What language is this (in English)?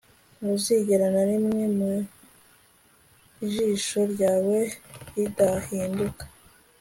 Kinyarwanda